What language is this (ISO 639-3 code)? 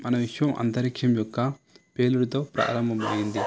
tel